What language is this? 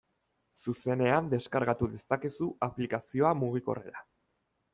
Basque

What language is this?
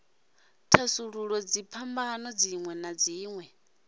Venda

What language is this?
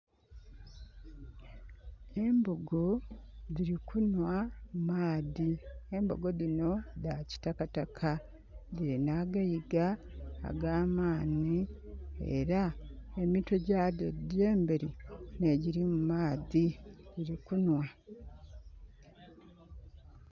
Soga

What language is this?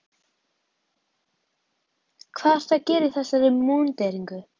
Icelandic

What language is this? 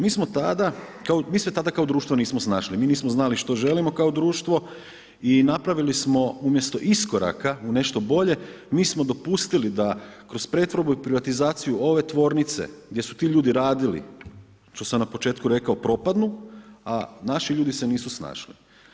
Croatian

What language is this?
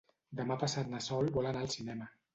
Catalan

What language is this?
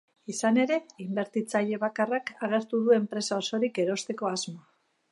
Basque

